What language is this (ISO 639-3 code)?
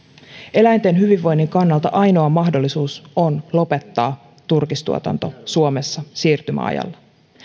fin